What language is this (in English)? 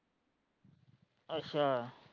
Punjabi